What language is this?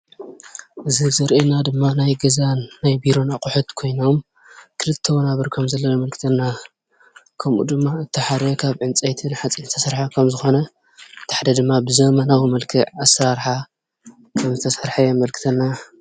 Tigrinya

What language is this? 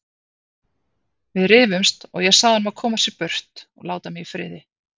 Icelandic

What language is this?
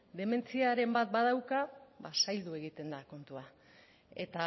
Basque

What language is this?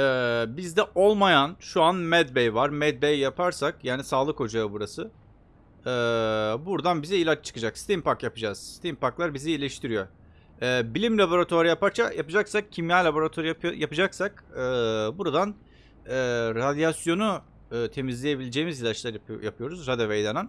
Turkish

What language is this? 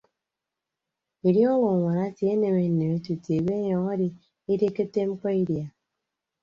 Ibibio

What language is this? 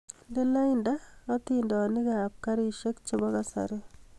Kalenjin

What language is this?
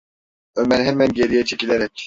Turkish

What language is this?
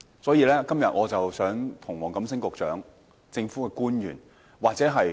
Cantonese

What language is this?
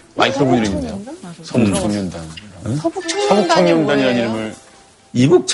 Korean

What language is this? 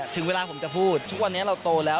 Thai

